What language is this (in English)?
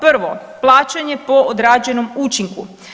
Croatian